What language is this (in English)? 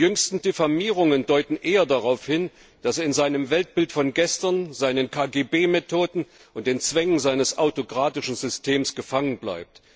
German